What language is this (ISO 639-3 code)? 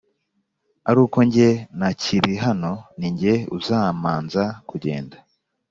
kin